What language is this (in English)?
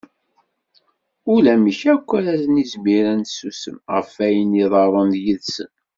Kabyle